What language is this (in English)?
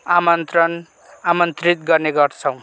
Nepali